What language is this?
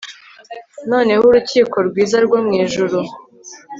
Kinyarwanda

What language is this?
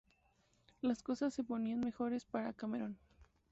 Spanish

